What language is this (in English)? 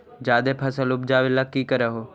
Magahi